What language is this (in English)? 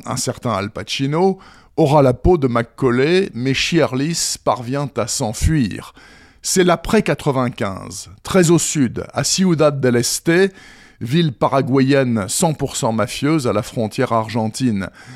French